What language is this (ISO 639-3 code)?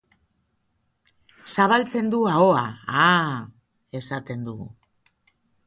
eus